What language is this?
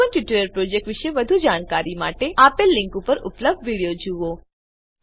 Gujarati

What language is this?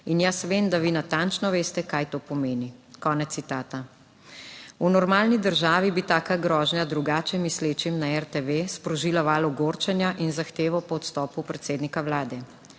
Slovenian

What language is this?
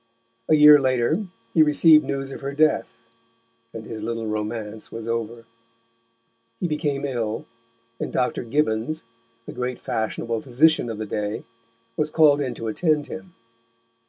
English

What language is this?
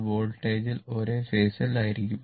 Malayalam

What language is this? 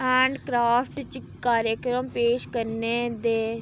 Dogri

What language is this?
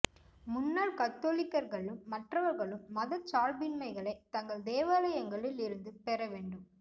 Tamil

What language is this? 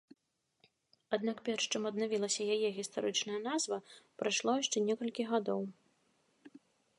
Belarusian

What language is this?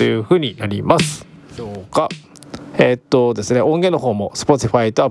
Japanese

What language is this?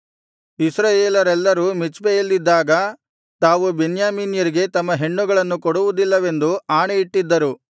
Kannada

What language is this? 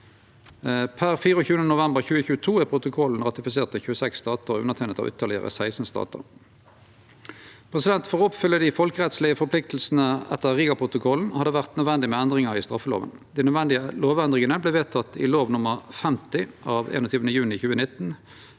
Norwegian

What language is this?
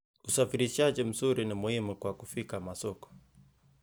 Kalenjin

